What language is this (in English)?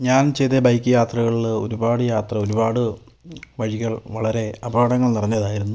Malayalam